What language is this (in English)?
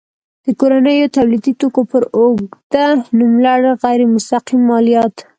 Pashto